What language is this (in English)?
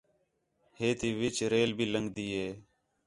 Khetrani